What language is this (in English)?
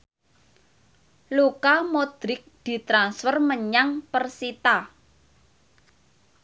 Javanese